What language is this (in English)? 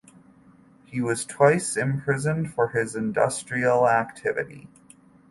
English